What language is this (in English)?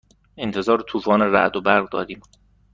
Persian